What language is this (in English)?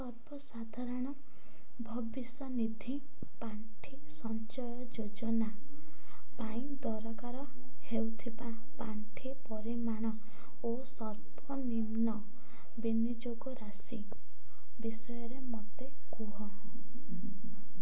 Odia